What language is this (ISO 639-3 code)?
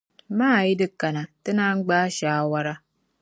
dag